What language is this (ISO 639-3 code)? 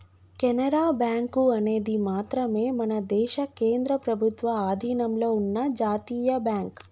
tel